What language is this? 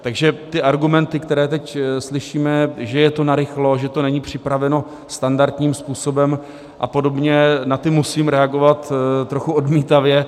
Czech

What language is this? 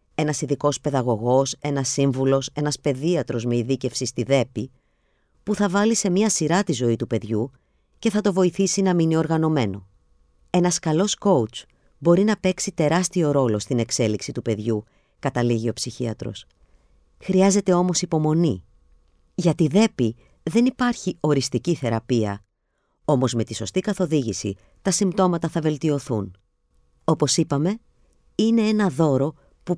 Greek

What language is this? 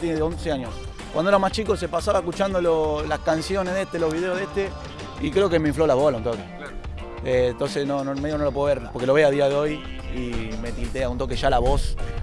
Spanish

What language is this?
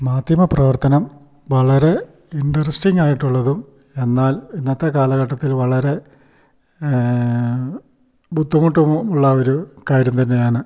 Malayalam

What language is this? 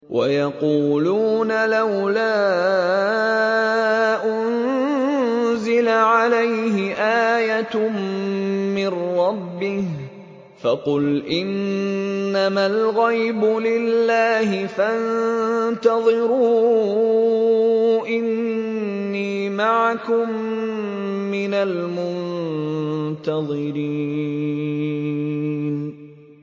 Arabic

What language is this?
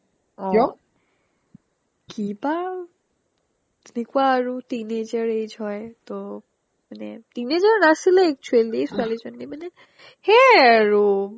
Assamese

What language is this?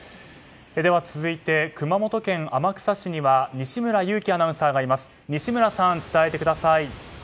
Japanese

